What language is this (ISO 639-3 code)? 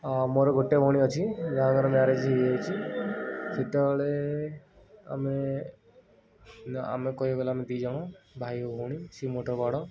ori